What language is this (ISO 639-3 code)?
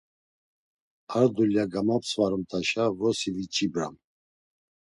lzz